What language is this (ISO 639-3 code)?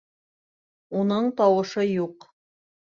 bak